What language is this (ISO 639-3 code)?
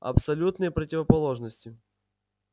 rus